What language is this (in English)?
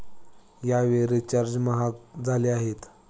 Marathi